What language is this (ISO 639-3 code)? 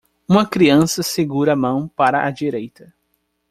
por